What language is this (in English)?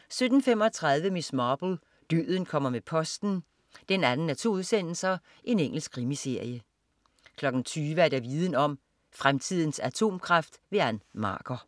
Danish